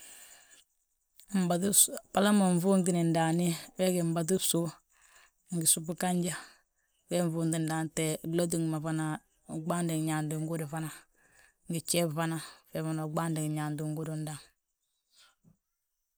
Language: Balanta-Ganja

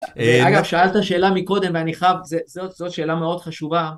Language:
Hebrew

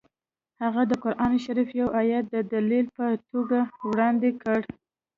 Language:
Pashto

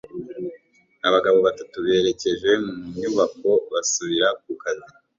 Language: Kinyarwanda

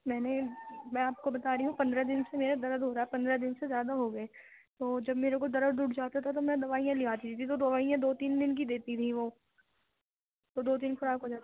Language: Urdu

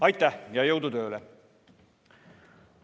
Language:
Estonian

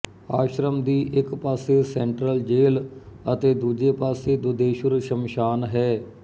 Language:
Punjabi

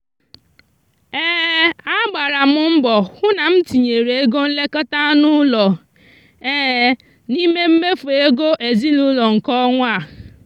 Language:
Igbo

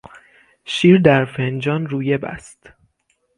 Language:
Persian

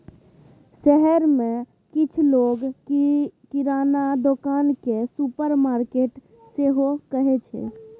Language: Maithili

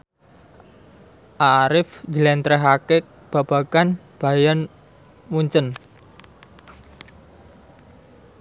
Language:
Javanese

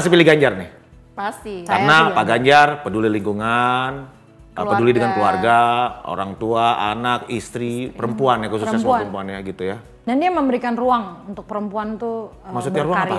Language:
Indonesian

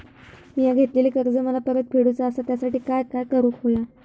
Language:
Marathi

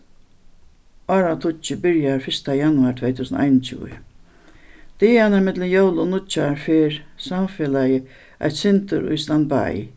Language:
Faroese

